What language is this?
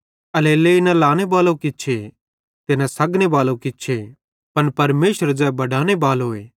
Bhadrawahi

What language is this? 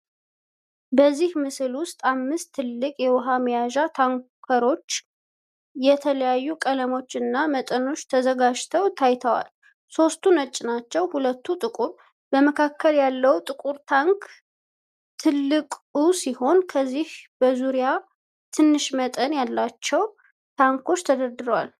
Amharic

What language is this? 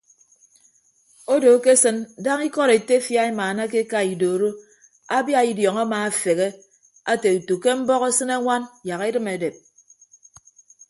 Ibibio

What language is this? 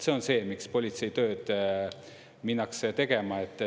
Estonian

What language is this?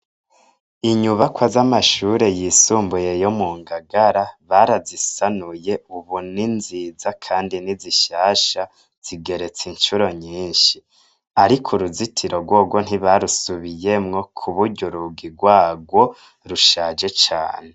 Rundi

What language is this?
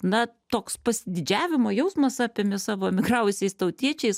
Lithuanian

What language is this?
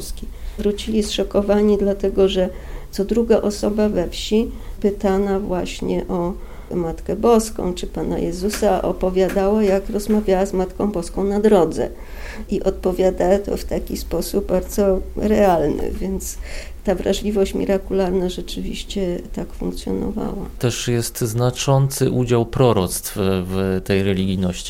Polish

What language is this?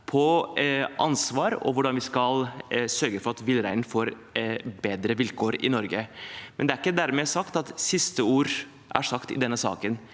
Norwegian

